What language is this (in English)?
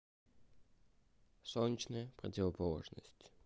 Russian